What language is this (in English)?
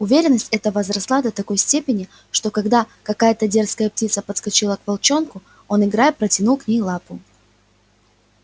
Russian